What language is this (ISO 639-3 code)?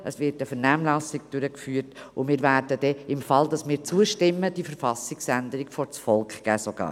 gsw